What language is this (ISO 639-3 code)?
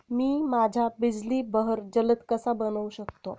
mar